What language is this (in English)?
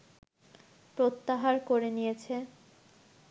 Bangla